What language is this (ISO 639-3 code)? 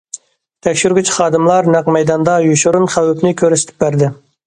uig